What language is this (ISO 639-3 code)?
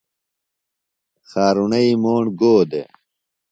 phl